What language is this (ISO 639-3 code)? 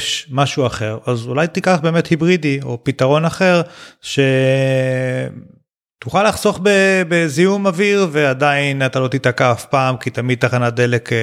heb